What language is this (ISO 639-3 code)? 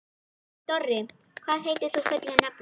isl